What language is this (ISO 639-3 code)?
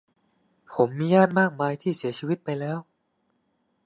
tha